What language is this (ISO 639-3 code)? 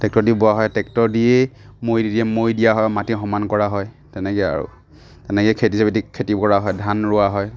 asm